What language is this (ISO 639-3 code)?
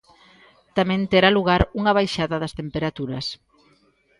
glg